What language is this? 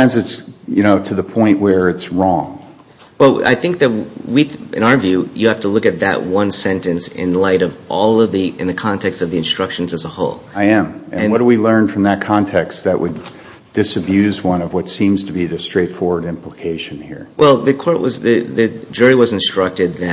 English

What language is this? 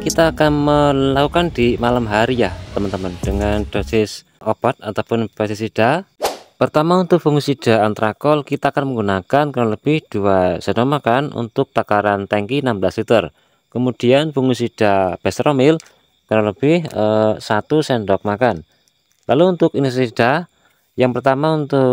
Indonesian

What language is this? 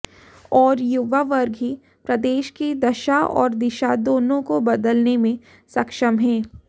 Hindi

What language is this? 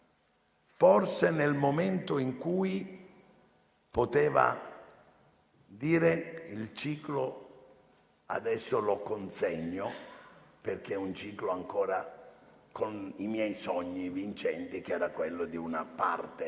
Italian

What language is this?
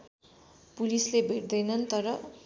Nepali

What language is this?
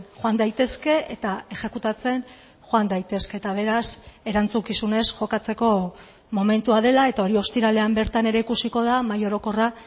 Basque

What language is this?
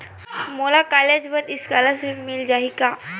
Chhattisgarhi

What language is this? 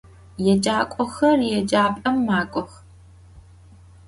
Adyghe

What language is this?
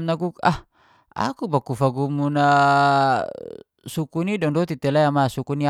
Geser-Gorom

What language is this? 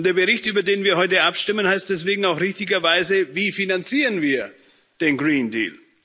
German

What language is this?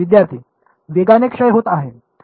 Marathi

